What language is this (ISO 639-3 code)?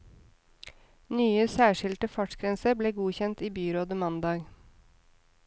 nor